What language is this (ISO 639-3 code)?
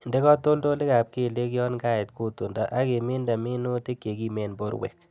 kln